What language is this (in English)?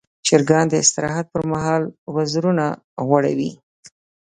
Pashto